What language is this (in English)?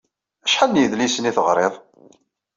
Kabyle